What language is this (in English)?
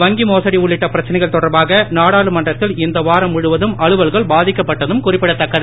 Tamil